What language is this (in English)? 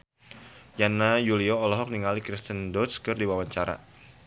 Sundanese